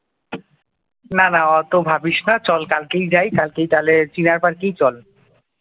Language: Bangla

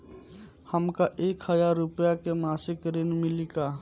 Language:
Bhojpuri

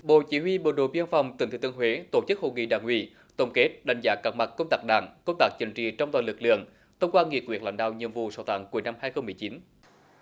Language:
Vietnamese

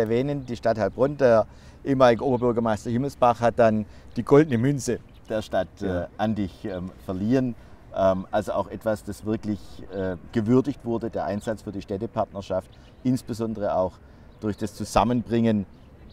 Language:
German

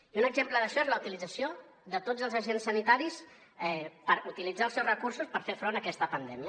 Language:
Catalan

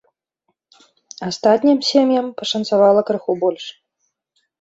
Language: Belarusian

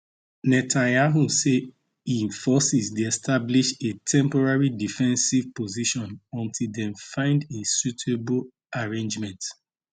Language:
Nigerian Pidgin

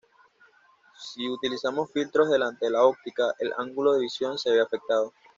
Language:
Spanish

